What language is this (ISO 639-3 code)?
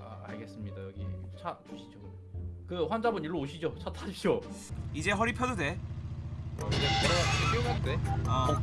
kor